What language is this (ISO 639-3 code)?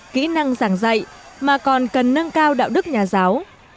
vie